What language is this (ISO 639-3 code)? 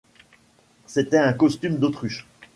fra